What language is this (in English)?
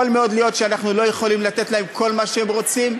Hebrew